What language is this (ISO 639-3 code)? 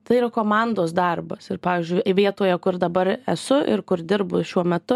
lit